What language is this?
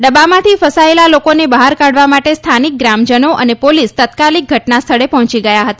Gujarati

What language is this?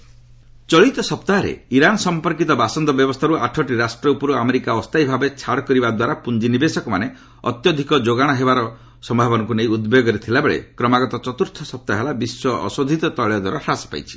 Odia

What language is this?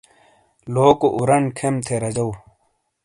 Shina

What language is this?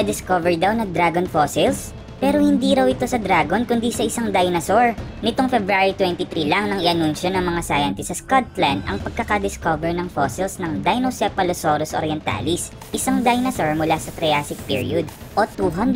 Filipino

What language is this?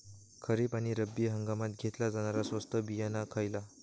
Marathi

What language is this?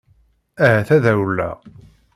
Kabyle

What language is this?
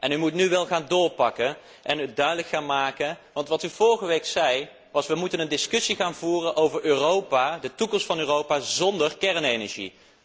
Dutch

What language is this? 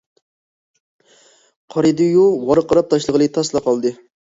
Uyghur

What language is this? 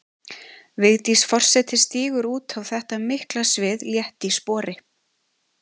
Icelandic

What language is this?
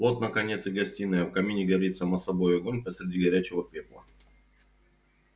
Russian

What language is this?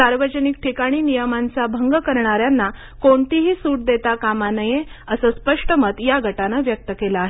Marathi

